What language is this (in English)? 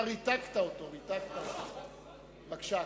Hebrew